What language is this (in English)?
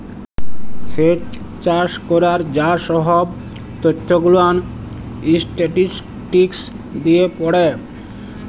Bangla